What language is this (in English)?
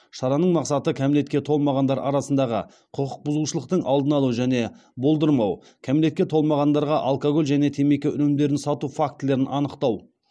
Kazakh